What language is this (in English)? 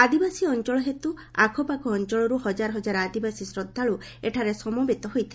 Odia